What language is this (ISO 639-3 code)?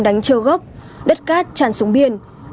vie